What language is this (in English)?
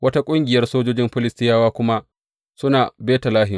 Hausa